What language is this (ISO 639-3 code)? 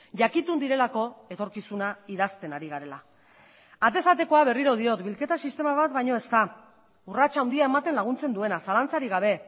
eus